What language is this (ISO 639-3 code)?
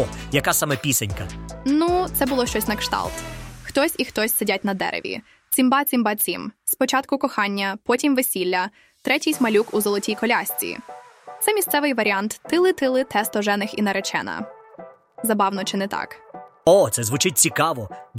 ukr